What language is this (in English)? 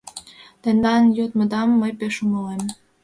Mari